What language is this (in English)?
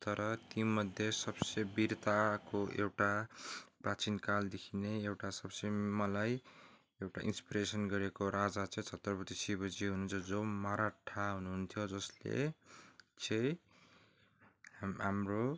Nepali